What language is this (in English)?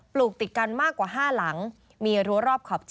Thai